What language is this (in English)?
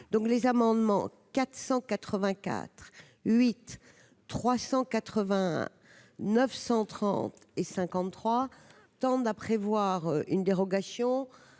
French